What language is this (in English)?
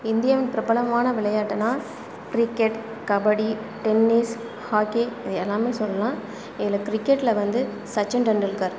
Tamil